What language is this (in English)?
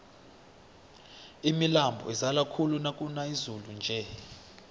South Ndebele